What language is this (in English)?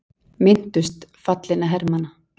Icelandic